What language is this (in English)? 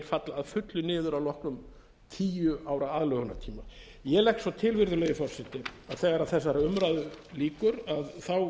Icelandic